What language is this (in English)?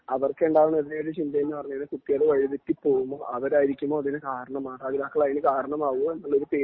Malayalam